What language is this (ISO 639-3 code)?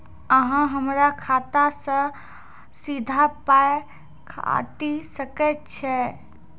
mai